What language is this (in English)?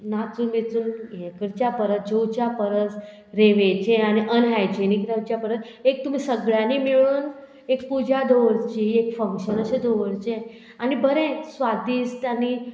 Konkani